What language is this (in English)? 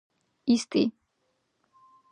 Georgian